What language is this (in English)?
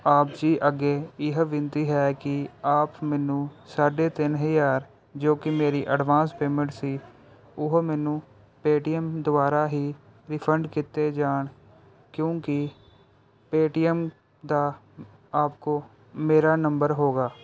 Punjabi